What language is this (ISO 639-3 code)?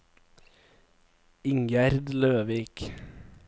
nor